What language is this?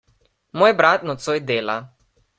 Slovenian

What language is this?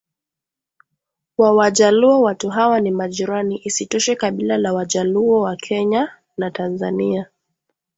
Swahili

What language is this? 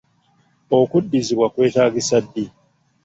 Ganda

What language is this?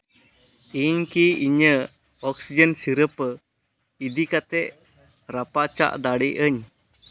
Santali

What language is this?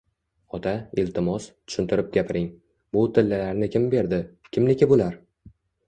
Uzbek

